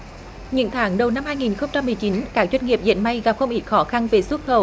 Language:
Vietnamese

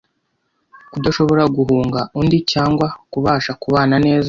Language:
Kinyarwanda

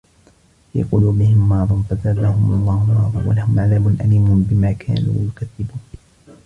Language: Arabic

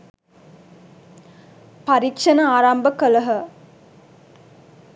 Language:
Sinhala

